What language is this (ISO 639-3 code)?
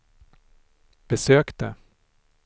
swe